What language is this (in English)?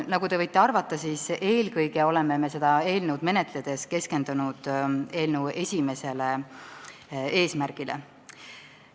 Estonian